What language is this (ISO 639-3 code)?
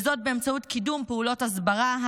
heb